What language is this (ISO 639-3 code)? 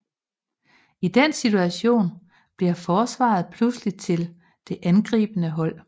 dan